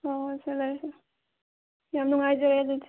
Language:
Manipuri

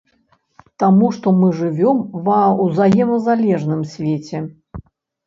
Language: Belarusian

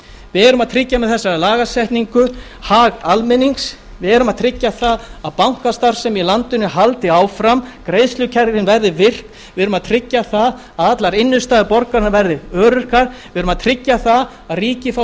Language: Icelandic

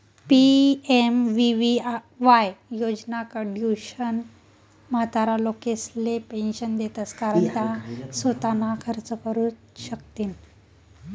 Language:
Marathi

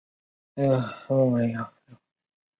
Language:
Chinese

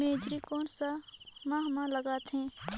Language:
Chhattisgarhi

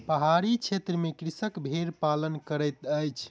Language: Maithili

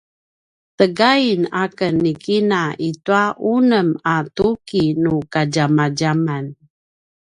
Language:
Paiwan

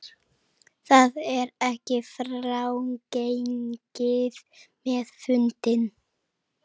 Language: Icelandic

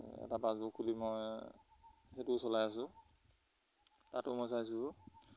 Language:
Assamese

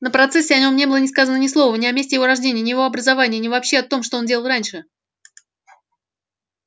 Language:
Russian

